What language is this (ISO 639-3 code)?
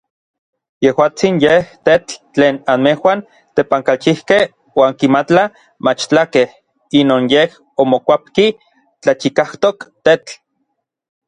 nlv